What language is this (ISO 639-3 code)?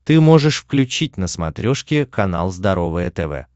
rus